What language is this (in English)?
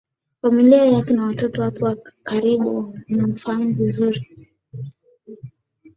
Swahili